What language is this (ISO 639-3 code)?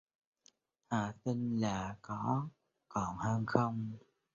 vie